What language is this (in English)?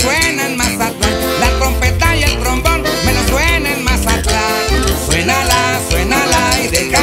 Spanish